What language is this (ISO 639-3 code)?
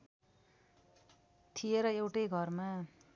nep